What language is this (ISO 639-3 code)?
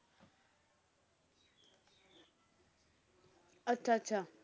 pan